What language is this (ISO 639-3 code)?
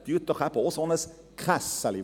gsw